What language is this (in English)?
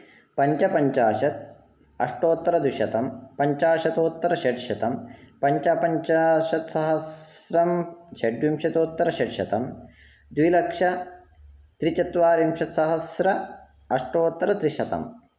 Sanskrit